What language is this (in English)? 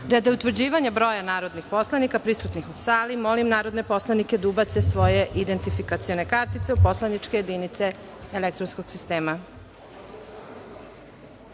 Serbian